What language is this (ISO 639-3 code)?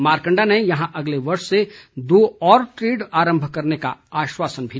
hin